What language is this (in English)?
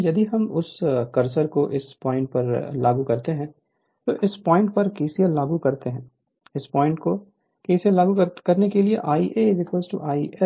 Hindi